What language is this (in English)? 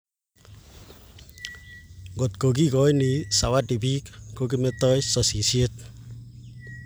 Kalenjin